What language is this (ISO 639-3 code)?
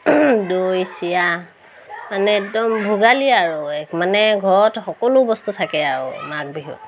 asm